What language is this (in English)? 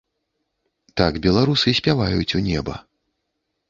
Belarusian